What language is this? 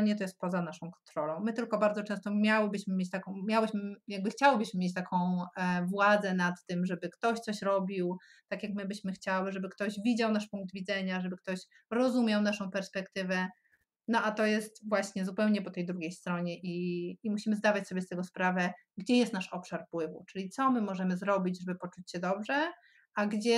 Polish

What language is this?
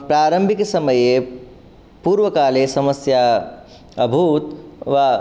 Sanskrit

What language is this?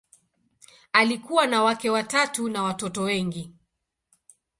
Swahili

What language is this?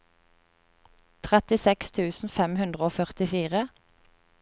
Norwegian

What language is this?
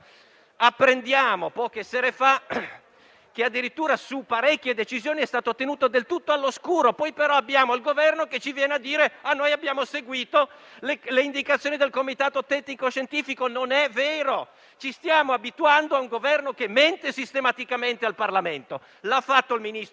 Italian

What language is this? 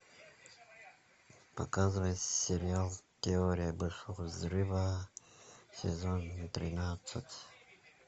Russian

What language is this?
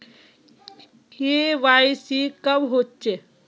Magahi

